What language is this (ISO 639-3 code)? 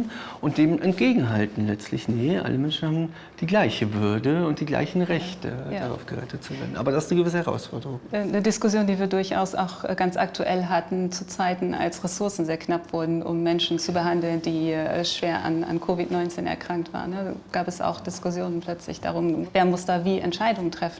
deu